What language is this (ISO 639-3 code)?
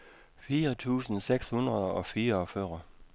dan